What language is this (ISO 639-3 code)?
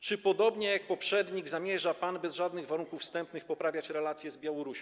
pol